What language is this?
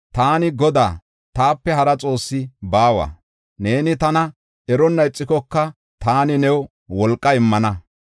Gofa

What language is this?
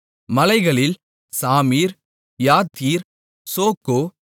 Tamil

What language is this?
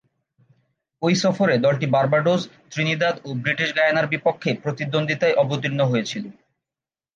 Bangla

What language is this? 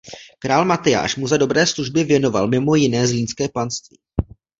Czech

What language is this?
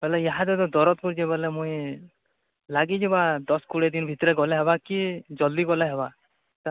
Odia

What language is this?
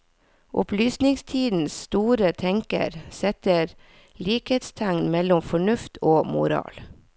Norwegian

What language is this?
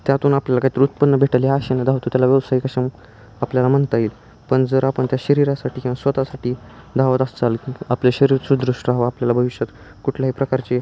Marathi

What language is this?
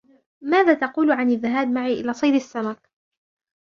Arabic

